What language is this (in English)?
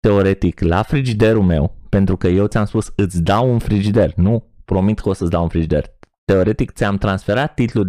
Romanian